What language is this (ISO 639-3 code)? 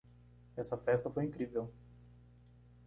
por